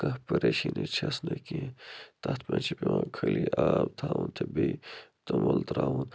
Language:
Kashmiri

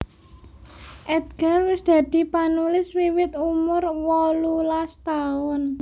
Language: Javanese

